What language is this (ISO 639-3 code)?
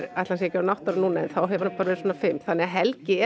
isl